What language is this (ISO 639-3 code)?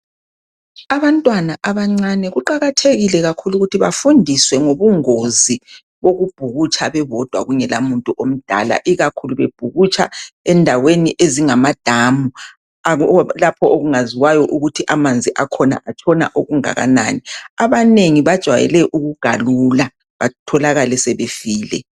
nde